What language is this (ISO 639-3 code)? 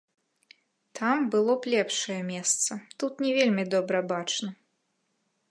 bel